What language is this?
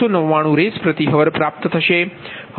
Gujarati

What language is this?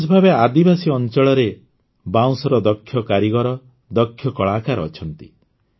Odia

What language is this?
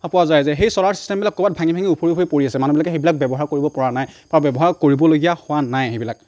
Assamese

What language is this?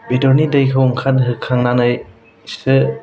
Bodo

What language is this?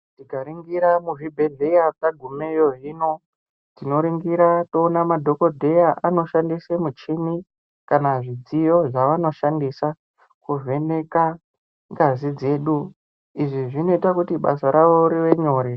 Ndau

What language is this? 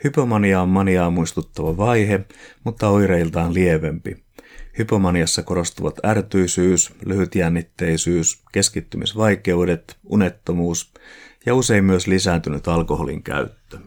Finnish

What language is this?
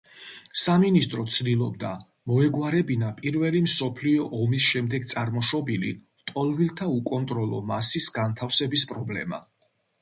Georgian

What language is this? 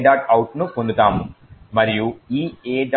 Telugu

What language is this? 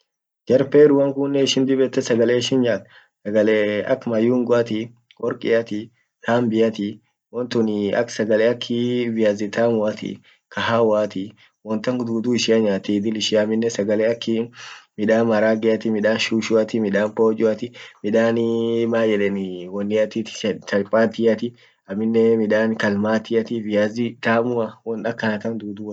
Orma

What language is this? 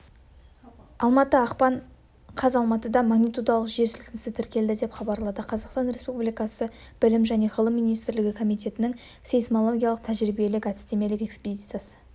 Kazakh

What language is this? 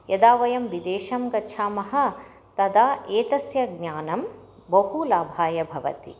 Sanskrit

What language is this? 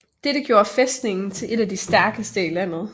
Danish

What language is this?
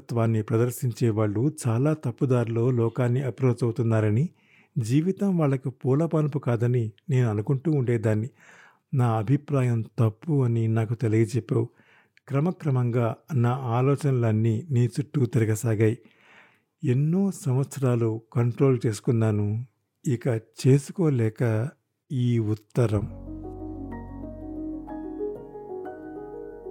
Telugu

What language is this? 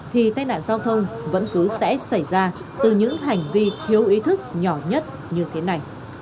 Vietnamese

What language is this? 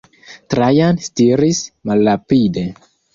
Esperanto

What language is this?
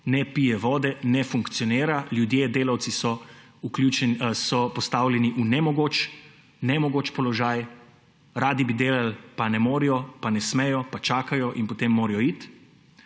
Slovenian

